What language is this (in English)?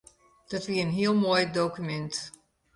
Western Frisian